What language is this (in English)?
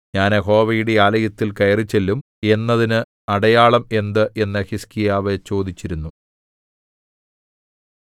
Malayalam